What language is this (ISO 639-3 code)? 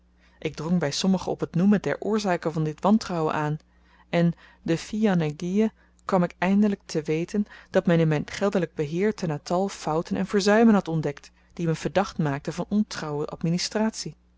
nld